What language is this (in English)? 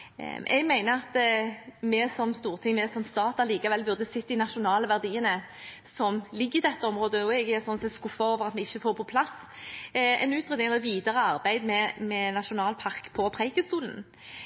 Norwegian Bokmål